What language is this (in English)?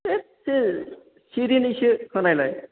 Bodo